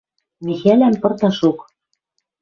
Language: Western Mari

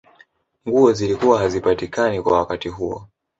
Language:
Swahili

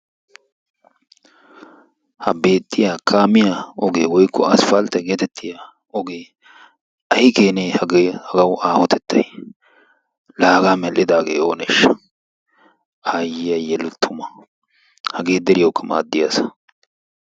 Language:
Wolaytta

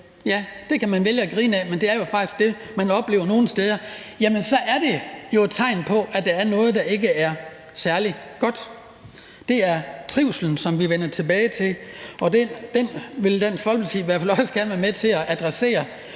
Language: Danish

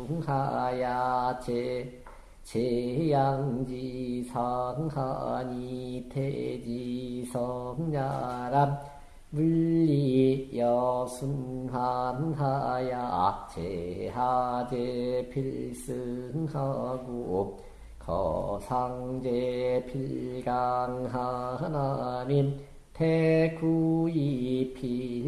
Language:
Korean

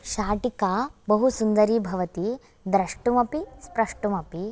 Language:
Sanskrit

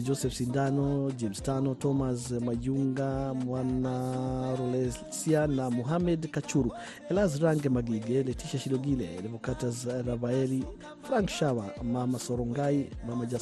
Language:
Swahili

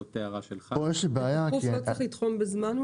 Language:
Hebrew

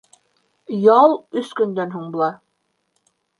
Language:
Bashkir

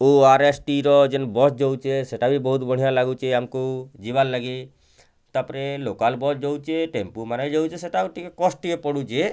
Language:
Odia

